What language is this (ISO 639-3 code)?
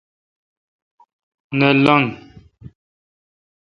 xka